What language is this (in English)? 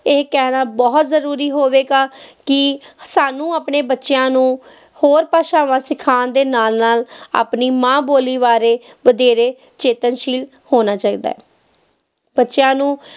Punjabi